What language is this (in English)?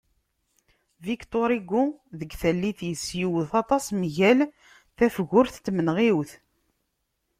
Kabyle